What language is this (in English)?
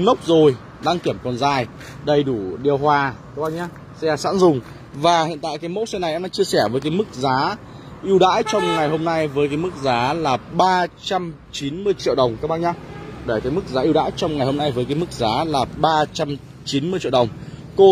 Vietnamese